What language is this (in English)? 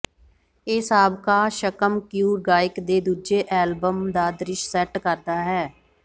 Punjabi